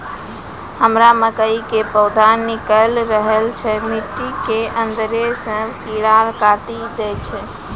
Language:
Maithili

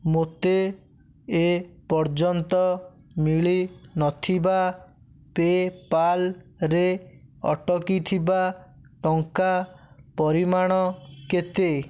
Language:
Odia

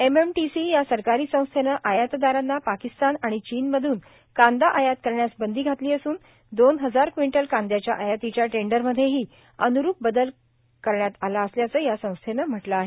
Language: Marathi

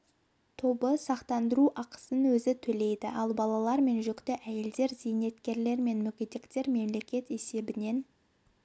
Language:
Kazakh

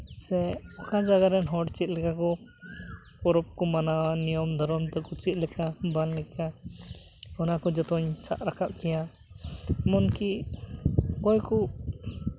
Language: Santali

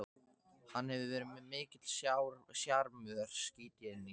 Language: Icelandic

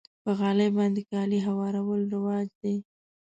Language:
Pashto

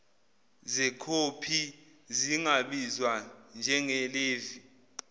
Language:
Zulu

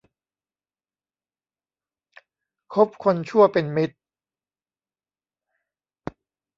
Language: Thai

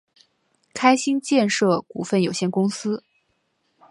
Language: Chinese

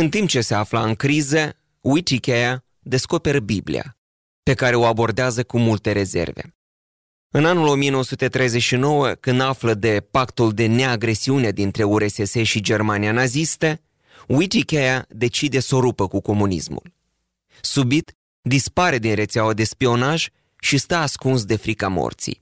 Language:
Romanian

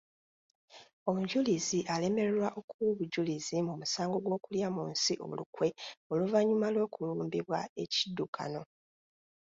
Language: Ganda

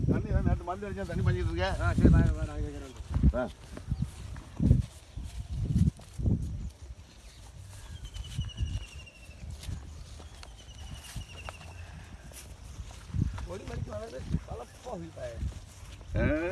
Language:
Tamil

